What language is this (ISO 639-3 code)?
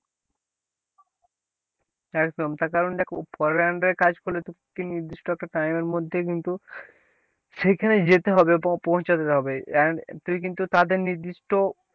ben